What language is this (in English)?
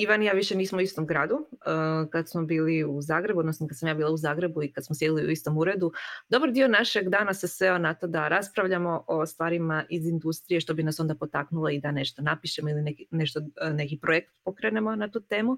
Croatian